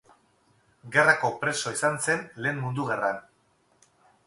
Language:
Basque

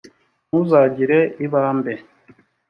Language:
Kinyarwanda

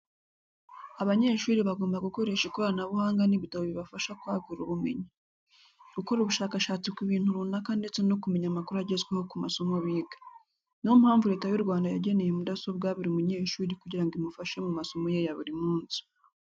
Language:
Kinyarwanda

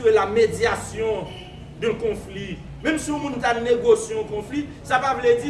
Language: French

